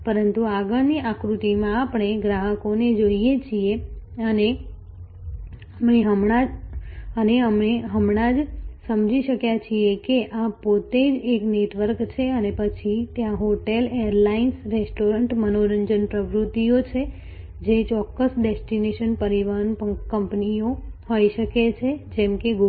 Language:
Gujarati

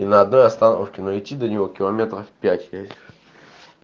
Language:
Russian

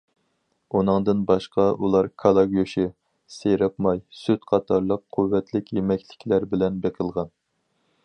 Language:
Uyghur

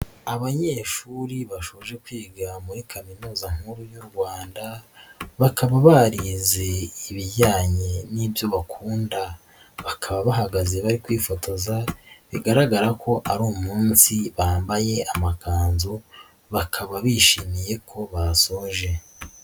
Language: Kinyarwanda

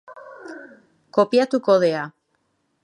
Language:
Basque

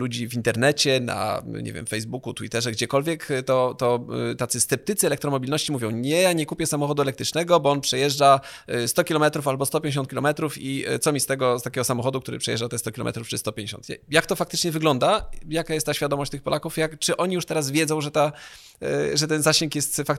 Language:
Polish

